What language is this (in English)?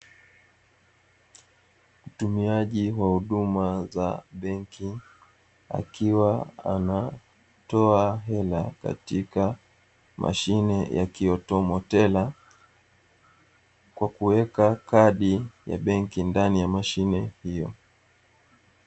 Swahili